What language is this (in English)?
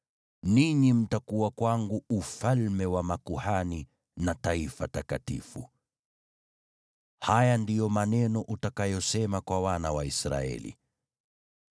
Swahili